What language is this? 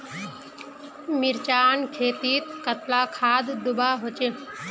Magahi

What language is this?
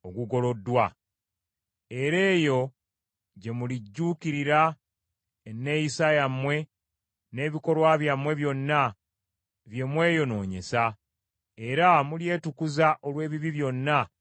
Ganda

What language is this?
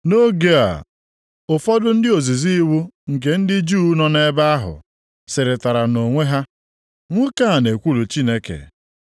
Igbo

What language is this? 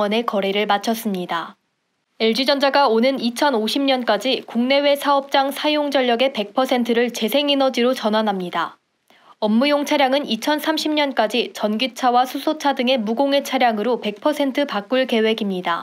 Korean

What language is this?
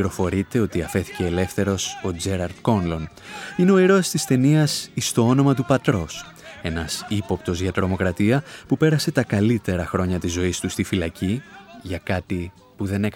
Greek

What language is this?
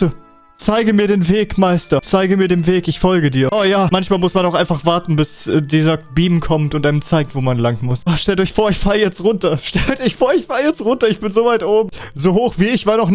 German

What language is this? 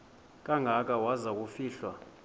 Xhosa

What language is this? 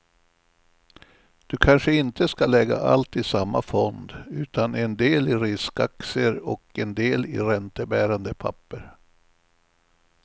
Swedish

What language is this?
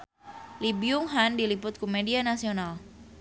Sundanese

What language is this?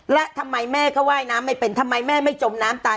Thai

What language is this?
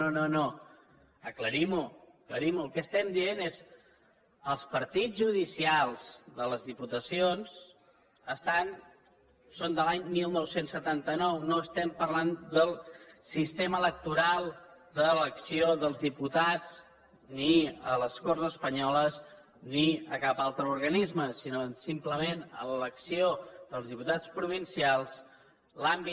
Catalan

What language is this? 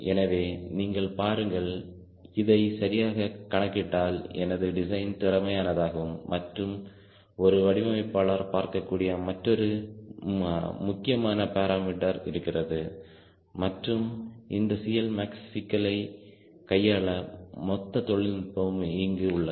Tamil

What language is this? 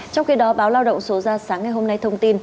Vietnamese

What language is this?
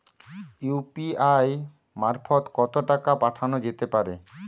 Bangla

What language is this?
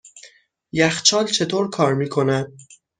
Persian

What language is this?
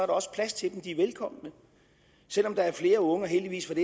Danish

